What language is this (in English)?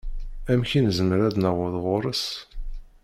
Kabyle